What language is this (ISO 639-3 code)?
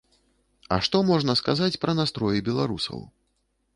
bel